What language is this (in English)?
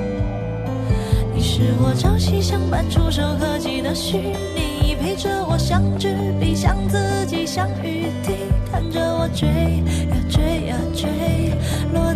Chinese